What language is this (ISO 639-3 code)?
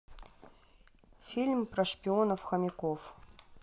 rus